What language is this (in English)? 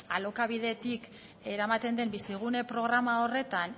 Basque